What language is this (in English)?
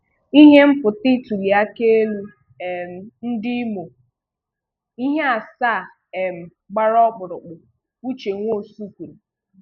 Igbo